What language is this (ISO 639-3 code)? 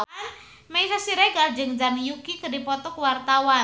sun